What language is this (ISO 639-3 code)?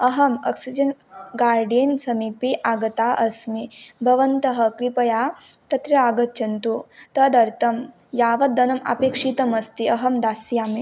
san